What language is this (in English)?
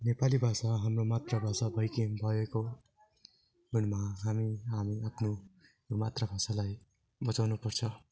Nepali